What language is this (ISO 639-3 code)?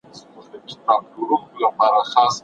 pus